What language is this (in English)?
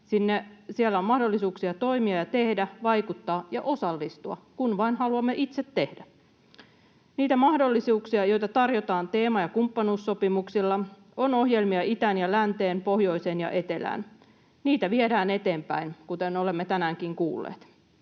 Finnish